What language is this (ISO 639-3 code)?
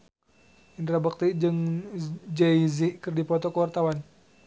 sun